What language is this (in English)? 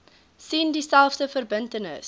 Afrikaans